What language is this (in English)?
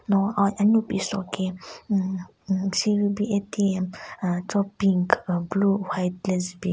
Southern Rengma Naga